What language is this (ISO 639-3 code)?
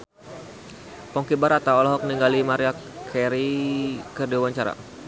sun